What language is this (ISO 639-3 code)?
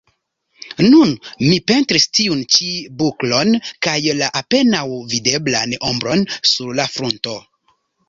epo